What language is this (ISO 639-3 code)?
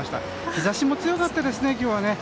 jpn